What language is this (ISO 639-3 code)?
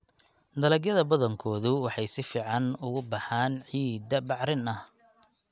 som